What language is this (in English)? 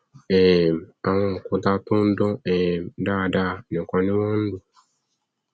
Yoruba